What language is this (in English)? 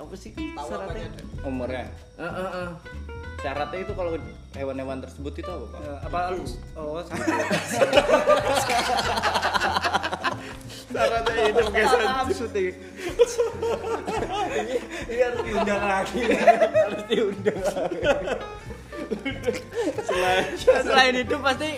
Indonesian